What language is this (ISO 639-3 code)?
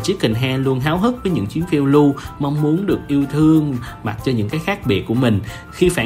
vie